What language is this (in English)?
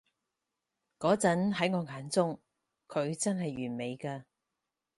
Cantonese